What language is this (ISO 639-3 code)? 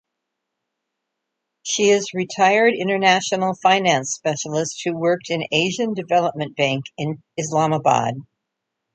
eng